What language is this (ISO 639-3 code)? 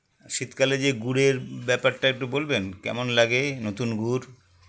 ben